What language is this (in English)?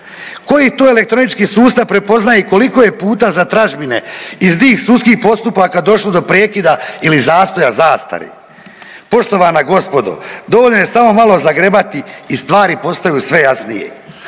Croatian